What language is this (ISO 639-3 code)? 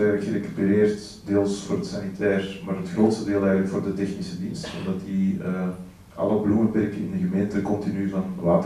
nld